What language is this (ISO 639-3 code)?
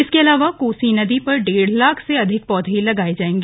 hin